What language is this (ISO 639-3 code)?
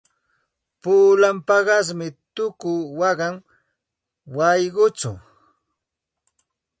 qxt